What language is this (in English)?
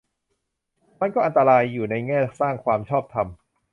Thai